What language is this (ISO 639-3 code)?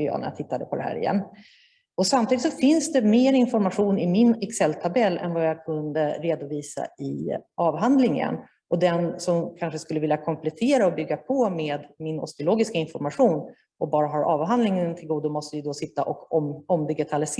swe